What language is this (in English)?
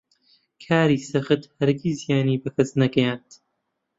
Central Kurdish